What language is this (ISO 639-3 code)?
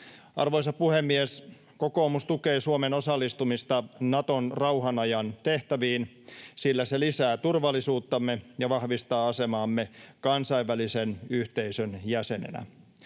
fin